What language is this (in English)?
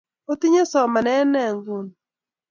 Kalenjin